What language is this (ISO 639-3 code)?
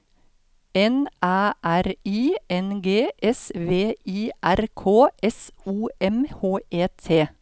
nor